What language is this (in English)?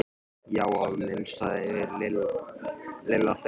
Icelandic